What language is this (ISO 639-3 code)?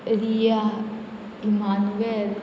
kok